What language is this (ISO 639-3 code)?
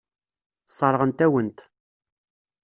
kab